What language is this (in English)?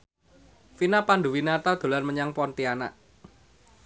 Javanese